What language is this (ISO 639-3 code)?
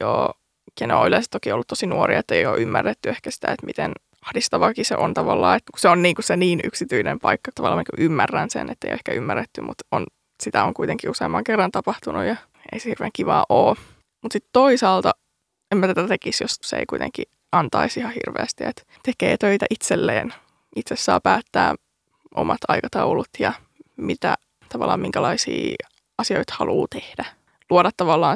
fin